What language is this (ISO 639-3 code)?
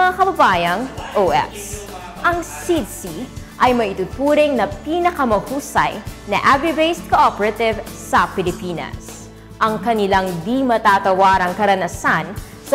fil